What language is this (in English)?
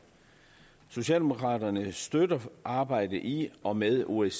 Danish